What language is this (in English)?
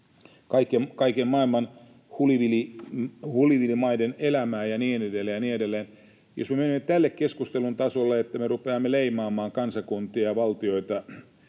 Finnish